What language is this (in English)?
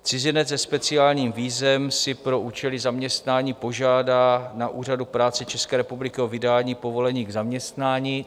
Czech